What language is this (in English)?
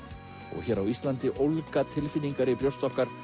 Icelandic